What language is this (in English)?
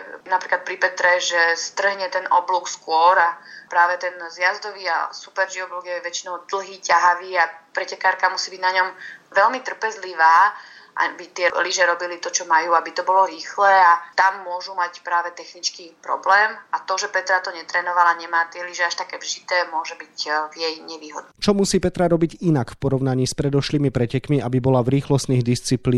Slovak